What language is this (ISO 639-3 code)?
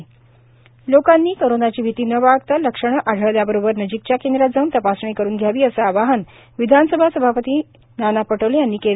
mar